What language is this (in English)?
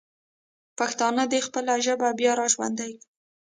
Pashto